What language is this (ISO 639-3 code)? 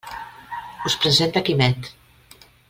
cat